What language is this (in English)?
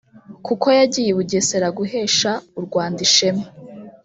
Kinyarwanda